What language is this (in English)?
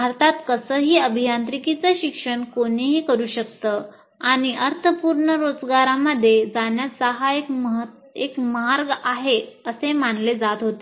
Marathi